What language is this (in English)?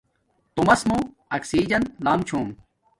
Domaaki